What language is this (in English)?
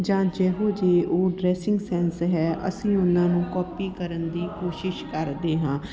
Punjabi